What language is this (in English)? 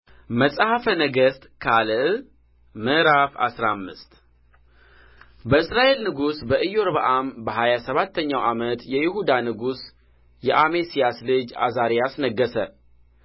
Amharic